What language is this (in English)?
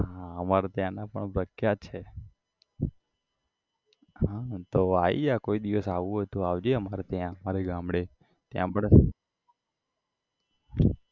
Gujarati